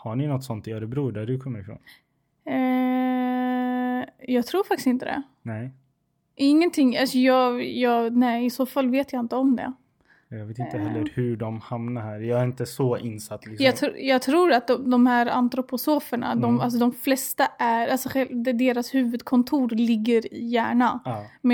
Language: Swedish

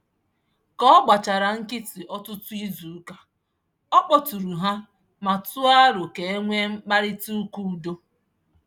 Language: Igbo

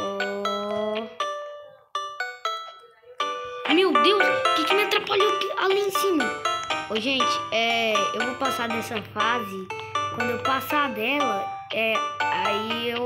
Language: Portuguese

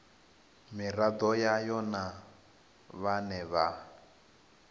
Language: Venda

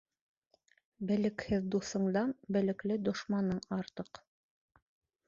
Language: Bashkir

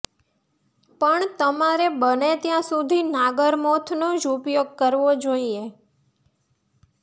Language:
Gujarati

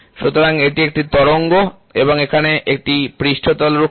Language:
Bangla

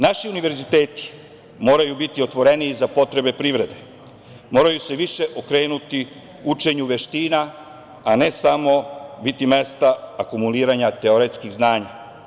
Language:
Serbian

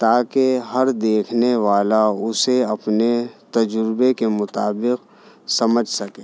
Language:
Urdu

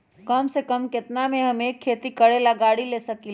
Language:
Magahi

